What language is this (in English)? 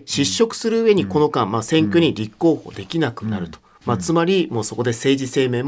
Japanese